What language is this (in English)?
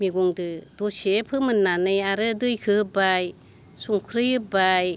Bodo